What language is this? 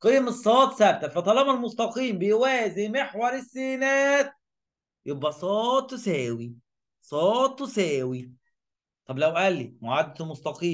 Arabic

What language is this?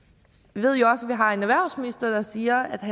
Danish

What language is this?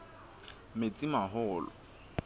Southern Sotho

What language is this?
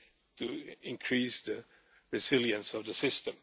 English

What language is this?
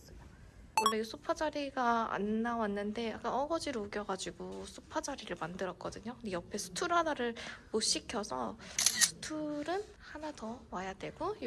Korean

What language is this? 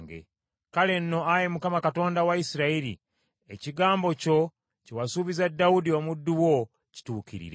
Ganda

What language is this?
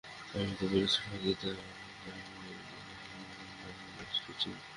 Bangla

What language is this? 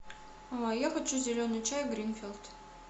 Russian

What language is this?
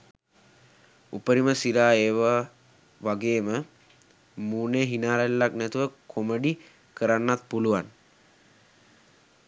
Sinhala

